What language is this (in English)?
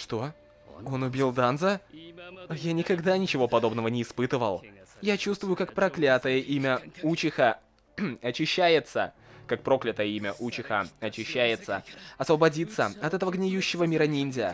Russian